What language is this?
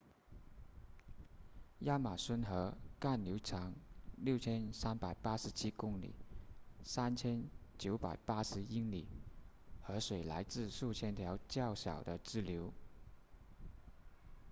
Chinese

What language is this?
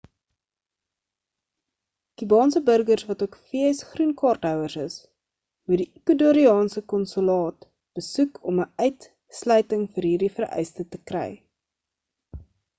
Afrikaans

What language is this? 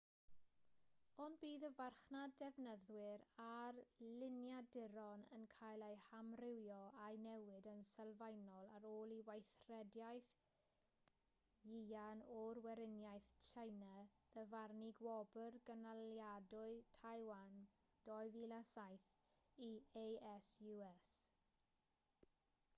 Welsh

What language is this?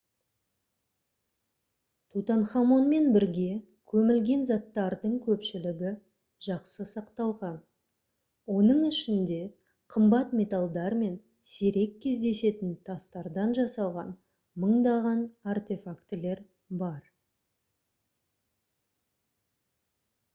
Kazakh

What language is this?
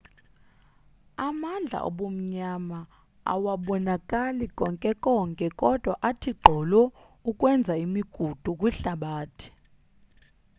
Xhosa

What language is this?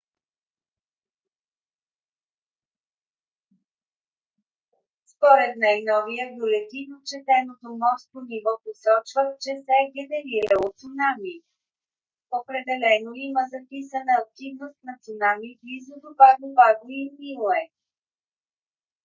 Bulgarian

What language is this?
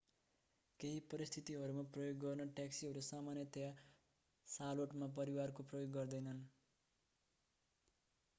Nepali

